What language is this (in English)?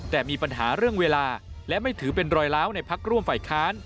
Thai